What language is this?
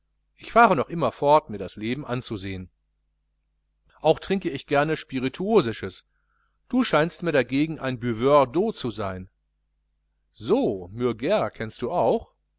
German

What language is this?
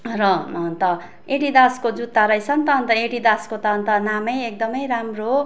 Nepali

